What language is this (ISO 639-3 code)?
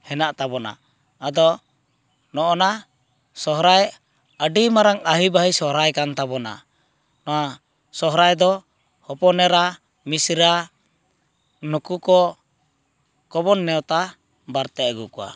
sat